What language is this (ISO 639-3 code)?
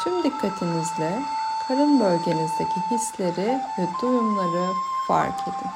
tur